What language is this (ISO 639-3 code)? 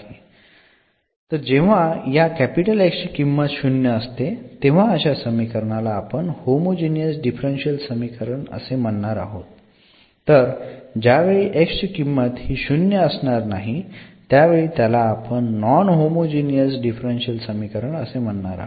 mar